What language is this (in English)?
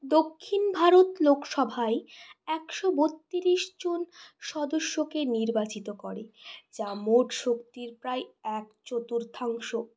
Bangla